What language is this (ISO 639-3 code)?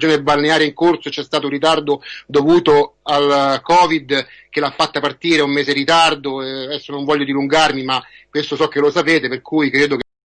ita